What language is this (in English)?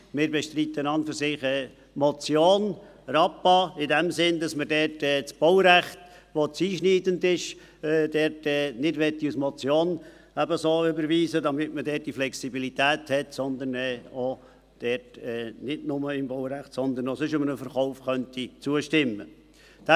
Swiss German